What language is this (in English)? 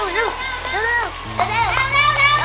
Thai